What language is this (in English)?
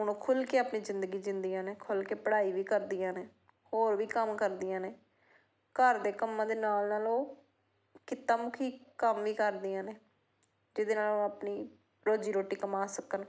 Punjabi